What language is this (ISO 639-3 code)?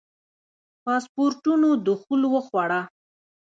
pus